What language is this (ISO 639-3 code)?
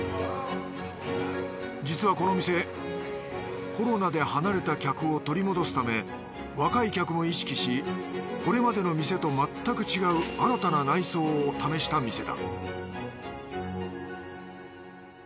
jpn